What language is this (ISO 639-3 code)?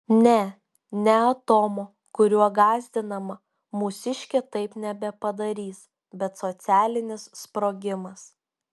lit